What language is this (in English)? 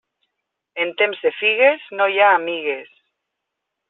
Catalan